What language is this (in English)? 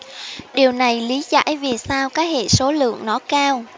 Vietnamese